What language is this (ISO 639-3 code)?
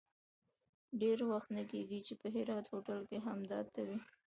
pus